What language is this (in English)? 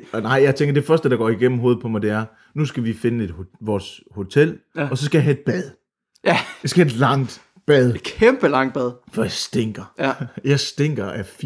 Danish